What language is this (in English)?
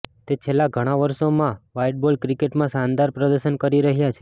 Gujarati